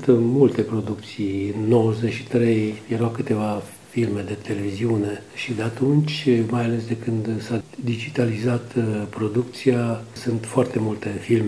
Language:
Romanian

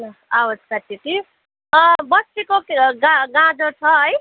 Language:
Nepali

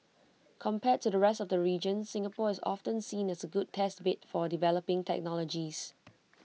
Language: English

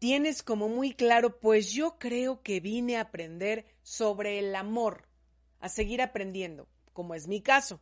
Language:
Spanish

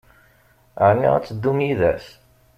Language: Kabyle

